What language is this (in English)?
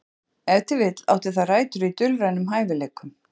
Icelandic